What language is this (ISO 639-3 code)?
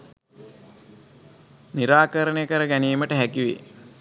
sin